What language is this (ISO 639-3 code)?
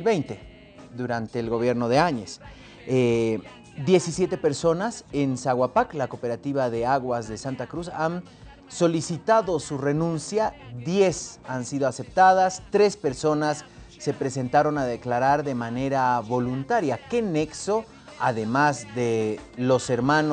spa